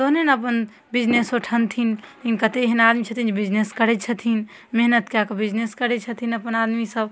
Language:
Maithili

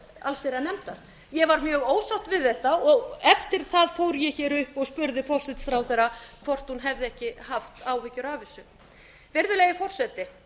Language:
Icelandic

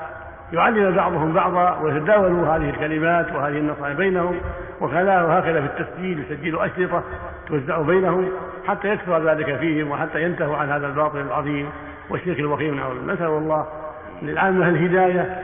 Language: Arabic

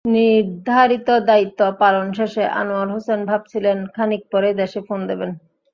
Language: Bangla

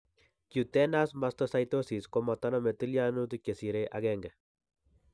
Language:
Kalenjin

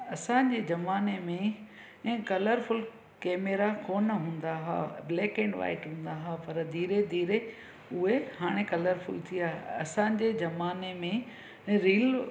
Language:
Sindhi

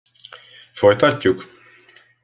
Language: Hungarian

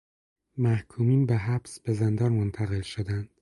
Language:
Persian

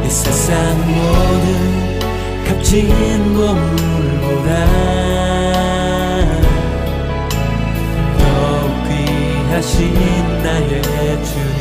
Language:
Korean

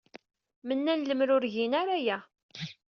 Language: Kabyle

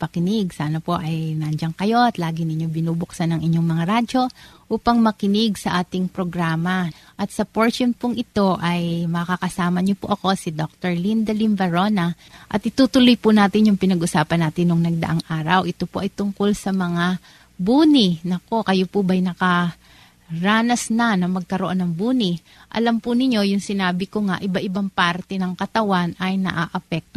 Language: Filipino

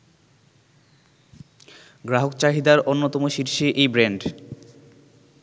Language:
Bangla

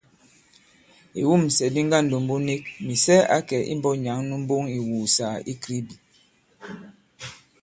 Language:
Bankon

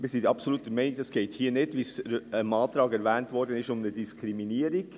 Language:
Swiss German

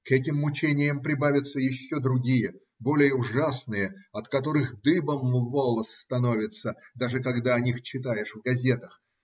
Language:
Russian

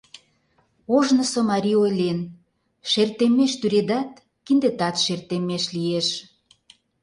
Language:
Mari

